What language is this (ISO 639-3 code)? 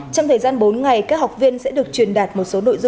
vie